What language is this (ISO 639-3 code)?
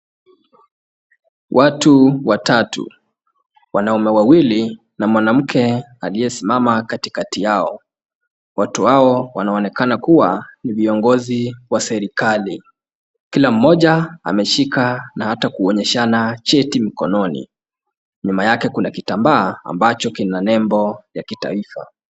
swa